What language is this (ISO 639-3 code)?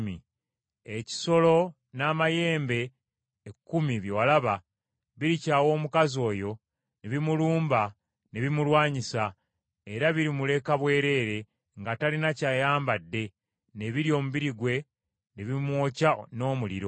lug